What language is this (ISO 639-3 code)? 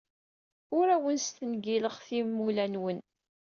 kab